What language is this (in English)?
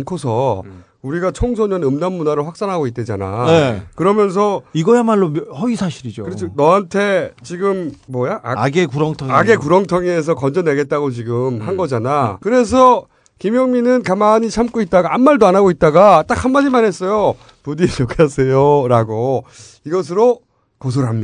Korean